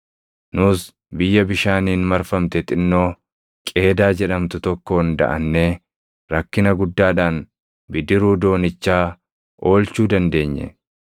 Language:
Oromo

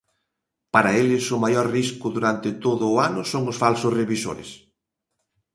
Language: Galician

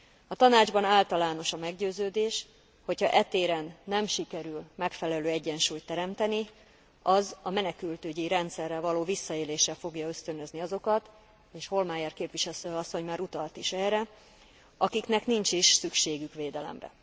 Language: Hungarian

